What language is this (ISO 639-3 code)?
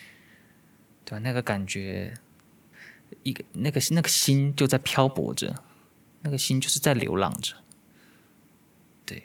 zho